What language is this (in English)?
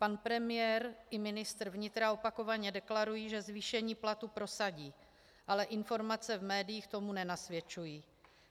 Czech